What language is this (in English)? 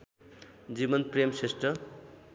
Nepali